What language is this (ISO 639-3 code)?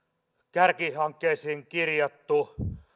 fin